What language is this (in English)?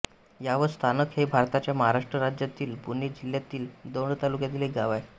Marathi